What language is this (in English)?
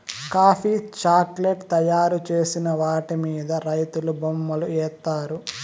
Telugu